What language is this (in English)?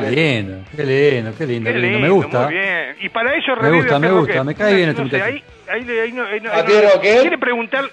Spanish